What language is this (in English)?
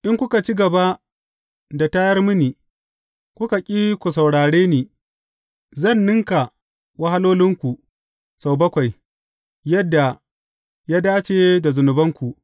Hausa